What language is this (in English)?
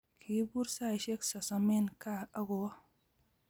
Kalenjin